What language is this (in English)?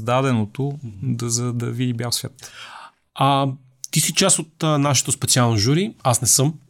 Bulgarian